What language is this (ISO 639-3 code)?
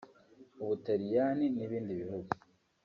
kin